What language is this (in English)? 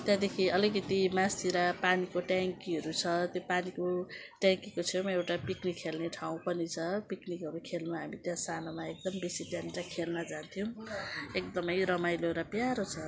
Nepali